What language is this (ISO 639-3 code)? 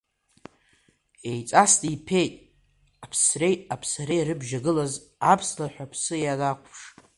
abk